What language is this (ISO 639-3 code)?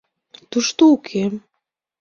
chm